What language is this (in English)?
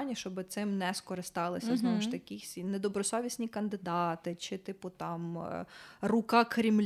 Ukrainian